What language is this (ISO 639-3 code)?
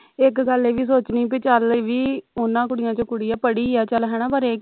pan